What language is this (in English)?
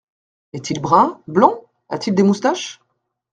French